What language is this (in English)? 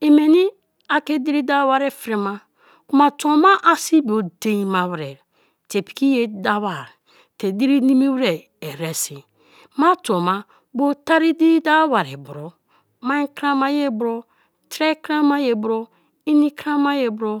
Kalabari